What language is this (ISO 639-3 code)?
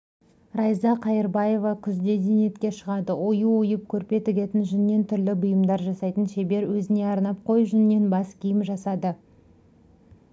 kaz